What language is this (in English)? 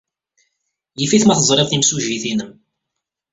Kabyle